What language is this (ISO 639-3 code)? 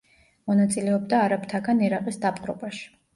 kat